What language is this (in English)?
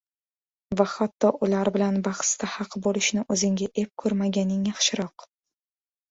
Uzbek